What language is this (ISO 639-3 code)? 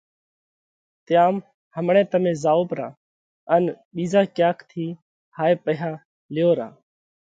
kvx